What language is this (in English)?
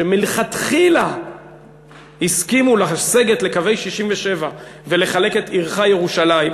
Hebrew